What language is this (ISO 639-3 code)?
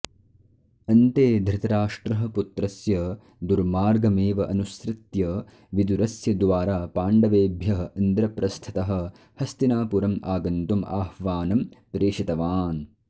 san